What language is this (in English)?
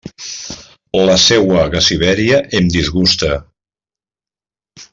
Catalan